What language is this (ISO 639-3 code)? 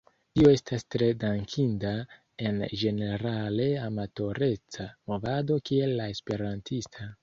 epo